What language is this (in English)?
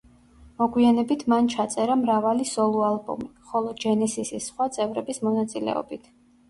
Georgian